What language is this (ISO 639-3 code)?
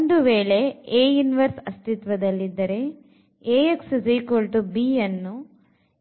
kan